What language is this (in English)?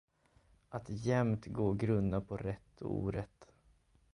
Swedish